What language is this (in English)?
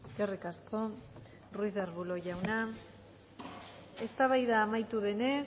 Basque